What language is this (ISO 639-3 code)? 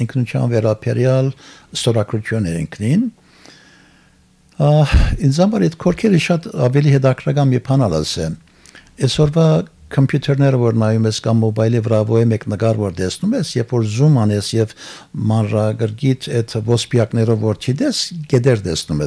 tur